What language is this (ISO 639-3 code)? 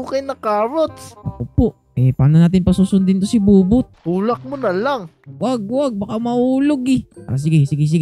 fil